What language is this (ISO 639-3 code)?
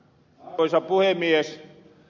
fin